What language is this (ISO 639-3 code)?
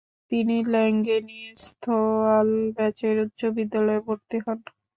ben